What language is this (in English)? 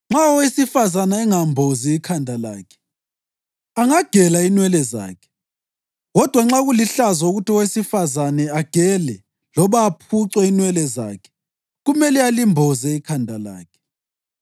North Ndebele